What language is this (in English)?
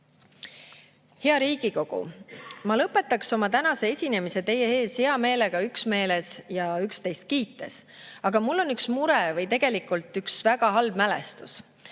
Estonian